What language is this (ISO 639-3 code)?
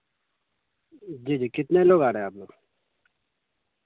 urd